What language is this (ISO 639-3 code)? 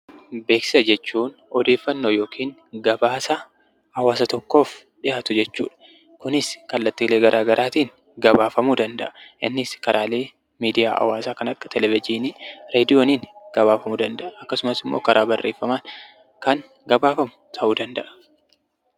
orm